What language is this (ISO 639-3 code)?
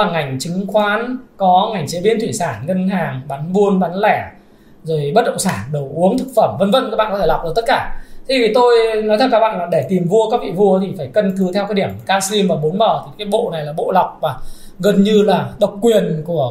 vie